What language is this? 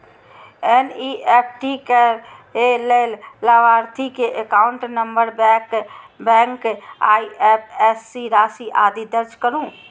Maithili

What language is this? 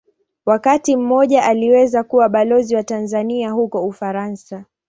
Swahili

